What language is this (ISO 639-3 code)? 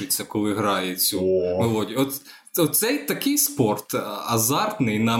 ukr